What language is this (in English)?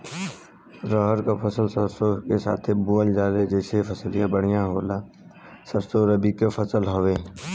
Bhojpuri